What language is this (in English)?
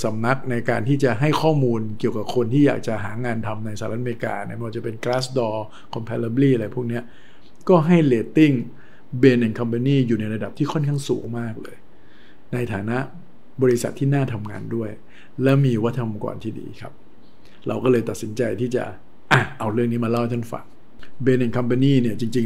Thai